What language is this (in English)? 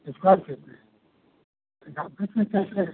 Hindi